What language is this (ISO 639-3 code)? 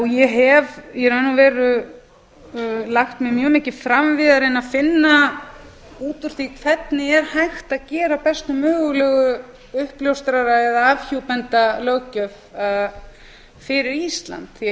isl